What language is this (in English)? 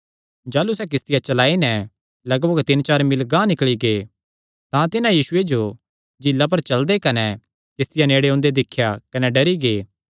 Kangri